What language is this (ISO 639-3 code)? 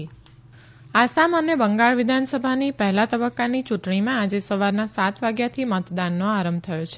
guj